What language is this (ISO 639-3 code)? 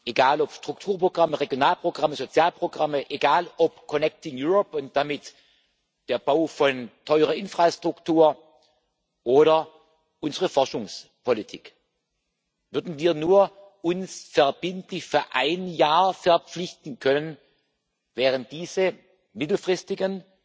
deu